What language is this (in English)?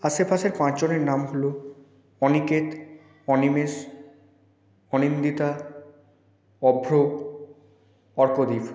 Bangla